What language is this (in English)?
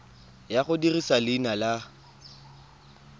Tswana